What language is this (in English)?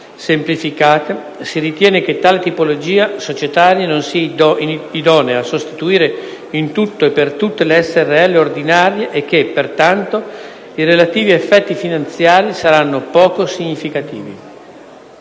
Italian